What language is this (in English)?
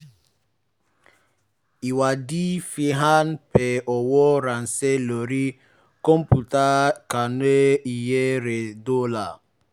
Yoruba